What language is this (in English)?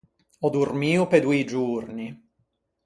Ligurian